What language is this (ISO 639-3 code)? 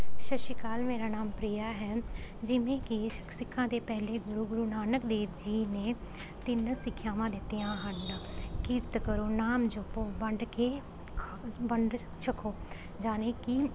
pan